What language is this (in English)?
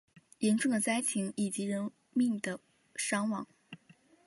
Chinese